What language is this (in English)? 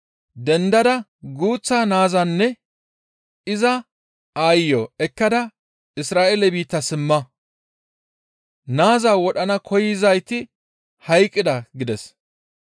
Gamo